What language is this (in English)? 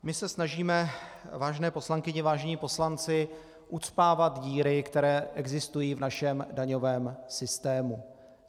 Czech